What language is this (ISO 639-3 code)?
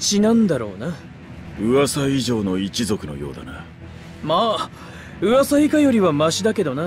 jpn